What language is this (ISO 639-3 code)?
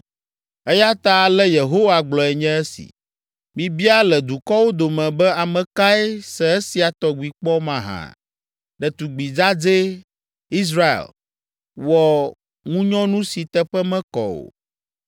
ewe